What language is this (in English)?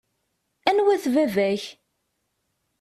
Kabyle